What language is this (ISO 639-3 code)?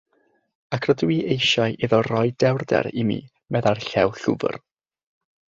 cym